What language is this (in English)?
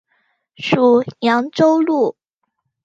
Chinese